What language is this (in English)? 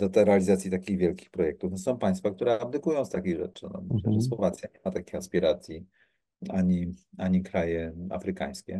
Polish